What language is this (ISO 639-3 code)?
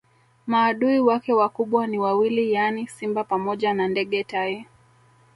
swa